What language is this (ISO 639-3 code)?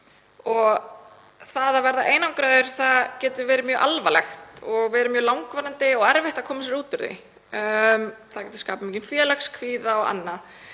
isl